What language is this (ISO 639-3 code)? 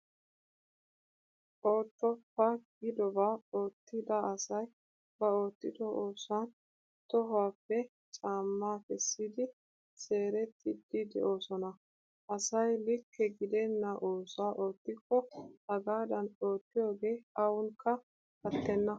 wal